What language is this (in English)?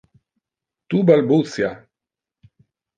Interlingua